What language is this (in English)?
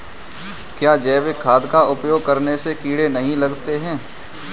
Hindi